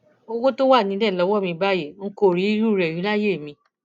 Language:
Yoruba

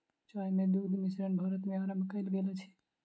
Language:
Maithili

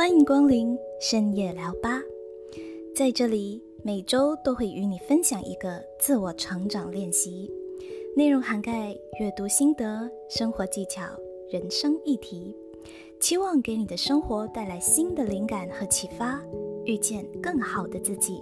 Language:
Chinese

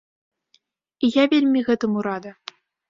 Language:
Belarusian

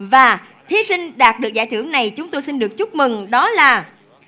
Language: Vietnamese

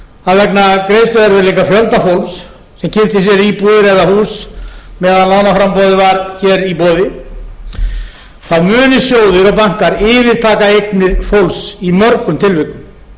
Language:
Icelandic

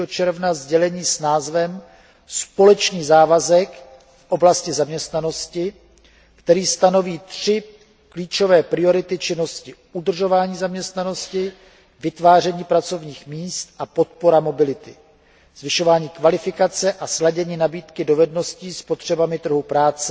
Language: Czech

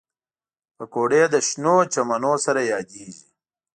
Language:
Pashto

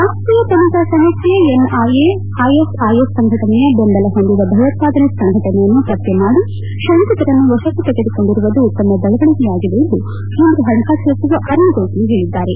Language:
Kannada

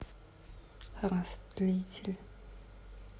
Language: Russian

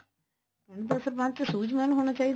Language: Punjabi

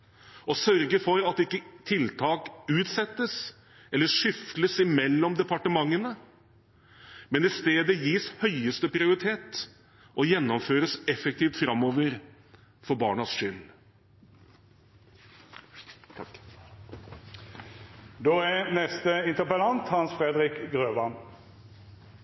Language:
Norwegian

